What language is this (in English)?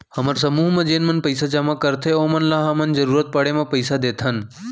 Chhattisgarhi